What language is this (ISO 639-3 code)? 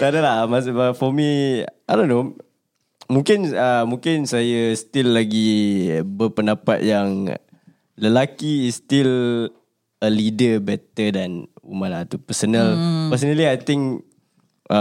msa